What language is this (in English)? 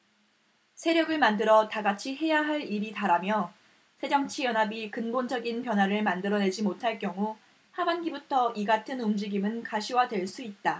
Korean